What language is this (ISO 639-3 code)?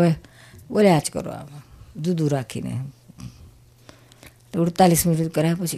guj